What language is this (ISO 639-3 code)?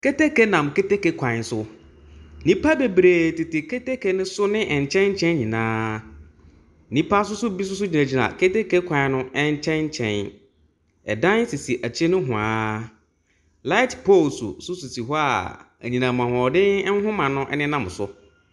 aka